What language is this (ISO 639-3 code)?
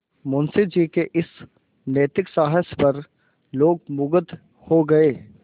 hin